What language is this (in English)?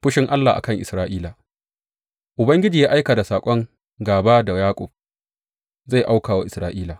Hausa